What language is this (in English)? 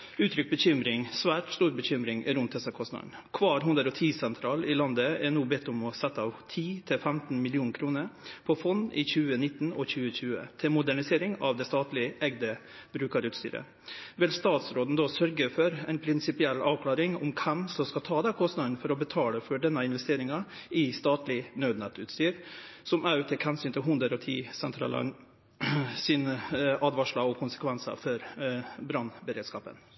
Norwegian